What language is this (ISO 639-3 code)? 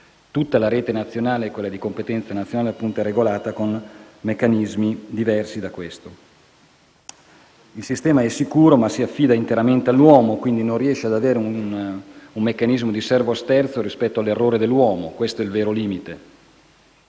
ita